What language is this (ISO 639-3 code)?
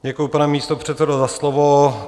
ces